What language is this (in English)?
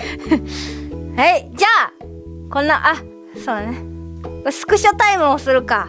Japanese